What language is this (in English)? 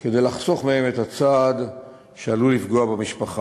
Hebrew